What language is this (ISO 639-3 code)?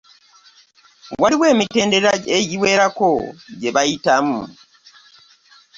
lug